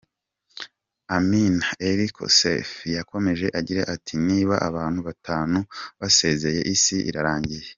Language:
Kinyarwanda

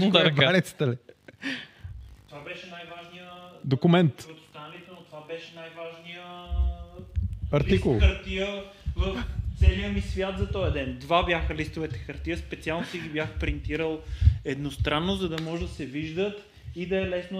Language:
Bulgarian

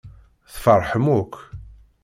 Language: Kabyle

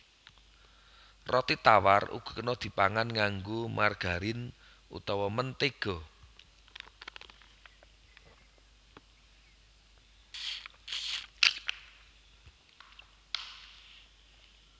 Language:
Javanese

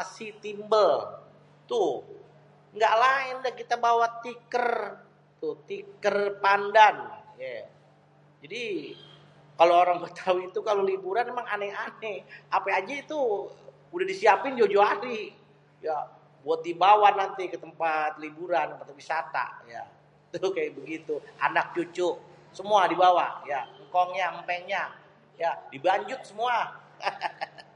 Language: Betawi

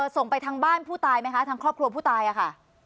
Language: Thai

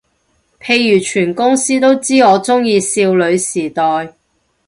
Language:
Cantonese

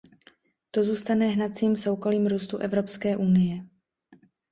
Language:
Czech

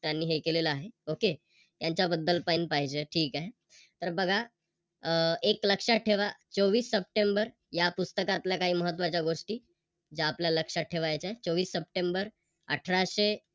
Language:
Marathi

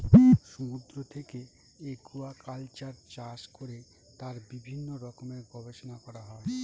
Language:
Bangla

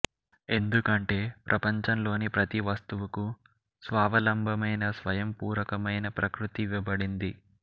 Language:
Telugu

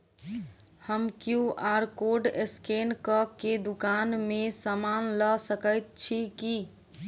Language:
Maithili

